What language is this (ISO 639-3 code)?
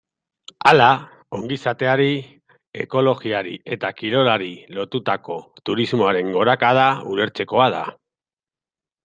eus